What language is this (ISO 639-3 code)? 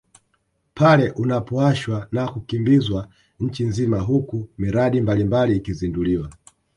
swa